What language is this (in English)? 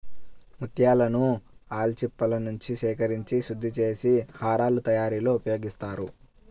Telugu